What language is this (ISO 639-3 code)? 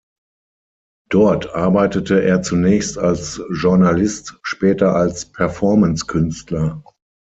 deu